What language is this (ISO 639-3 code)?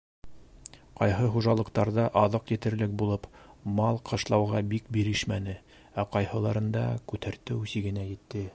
bak